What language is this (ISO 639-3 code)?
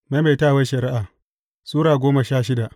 hau